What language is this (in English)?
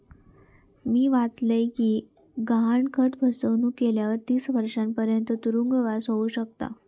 Marathi